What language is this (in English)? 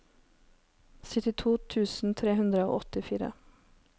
Norwegian